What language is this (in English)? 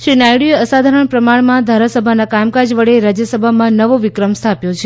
Gujarati